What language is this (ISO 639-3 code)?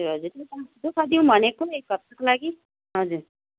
nep